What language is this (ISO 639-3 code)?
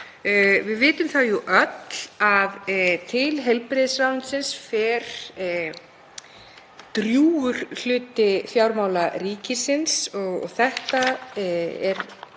isl